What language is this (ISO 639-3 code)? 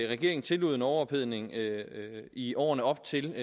dan